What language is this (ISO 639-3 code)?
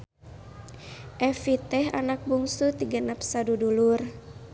sun